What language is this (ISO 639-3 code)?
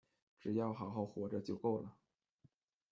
zho